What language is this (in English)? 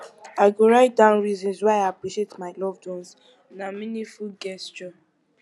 Nigerian Pidgin